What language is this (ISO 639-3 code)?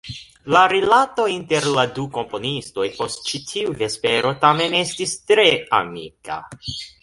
epo